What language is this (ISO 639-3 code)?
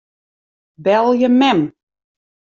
fry